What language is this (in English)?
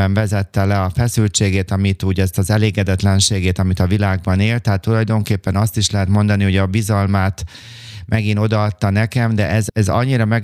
Hungarian